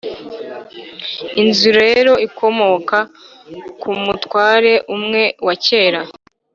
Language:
Kinyarwanda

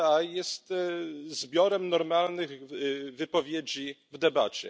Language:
Polish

